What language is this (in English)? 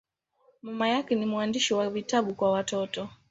Swahili